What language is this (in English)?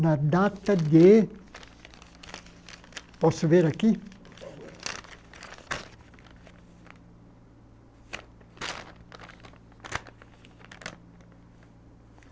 Portuguese